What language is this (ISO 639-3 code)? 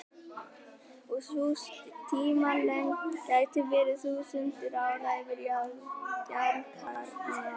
isl